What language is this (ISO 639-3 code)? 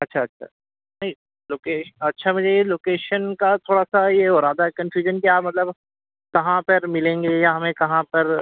urd